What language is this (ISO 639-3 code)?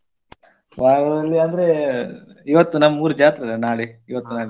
kan